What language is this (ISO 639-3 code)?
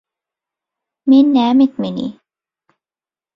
tuk